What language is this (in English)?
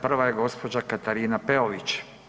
Croatian